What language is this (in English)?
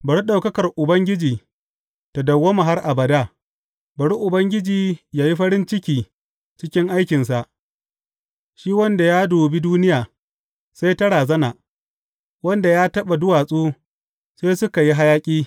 Hausa